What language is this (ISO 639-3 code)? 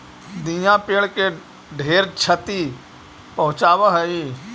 mag